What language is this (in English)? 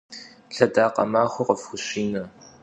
Kabardian